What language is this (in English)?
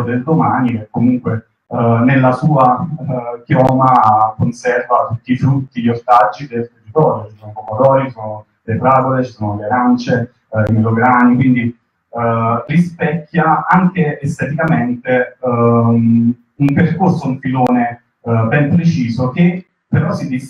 Italian